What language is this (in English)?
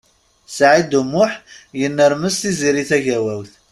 Kabyle